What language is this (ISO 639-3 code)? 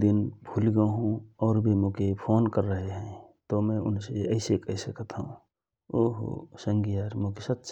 thr